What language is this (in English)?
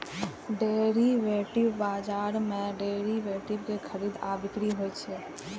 Maithili